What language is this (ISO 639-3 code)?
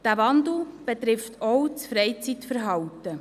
gsw